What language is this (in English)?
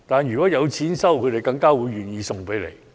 Cantonese